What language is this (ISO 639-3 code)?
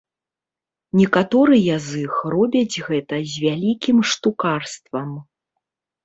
bel